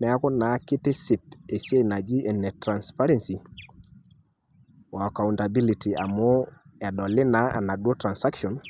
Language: Masai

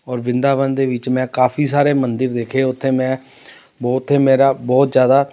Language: Punjabi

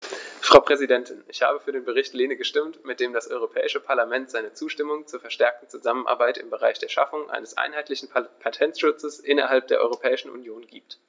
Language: German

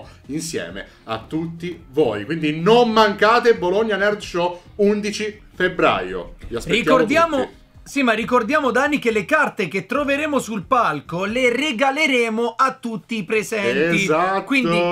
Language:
Italian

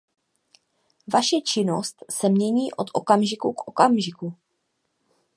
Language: Czech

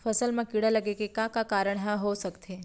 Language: Chhattisgarhi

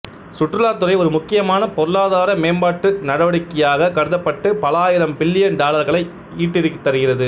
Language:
Tamil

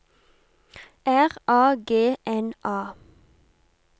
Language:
Norwegian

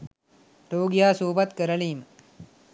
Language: Sinhala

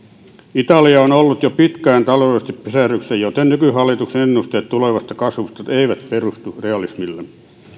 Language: Finnish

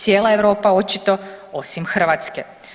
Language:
Croatian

